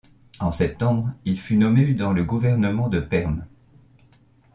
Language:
French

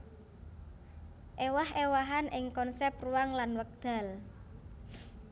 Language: Javanese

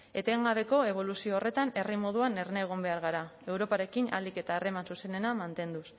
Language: Basque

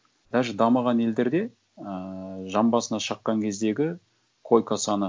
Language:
Kazakh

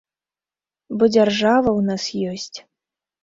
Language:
Belarusian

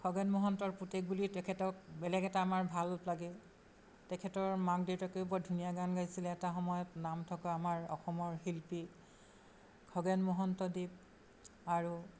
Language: Assamese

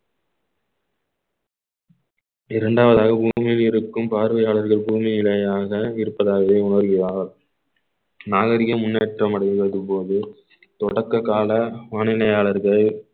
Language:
Tamil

